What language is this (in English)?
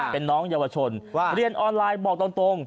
Thai